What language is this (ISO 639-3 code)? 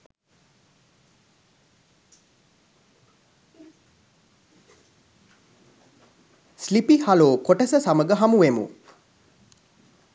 sin